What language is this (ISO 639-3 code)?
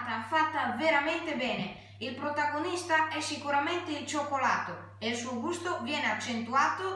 ita